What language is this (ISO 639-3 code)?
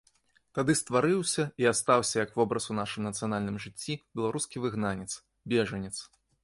bel